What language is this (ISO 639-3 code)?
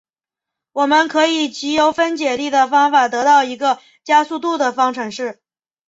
zho